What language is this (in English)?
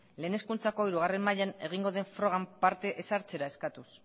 Basque